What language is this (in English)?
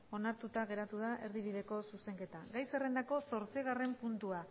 Basque